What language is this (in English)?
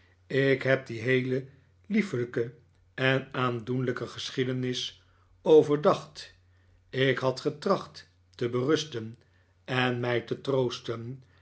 Dutch